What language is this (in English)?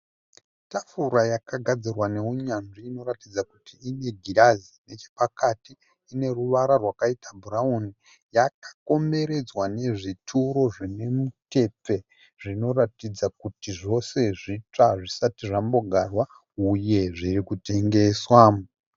Shona